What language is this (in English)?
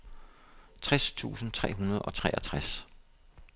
Danish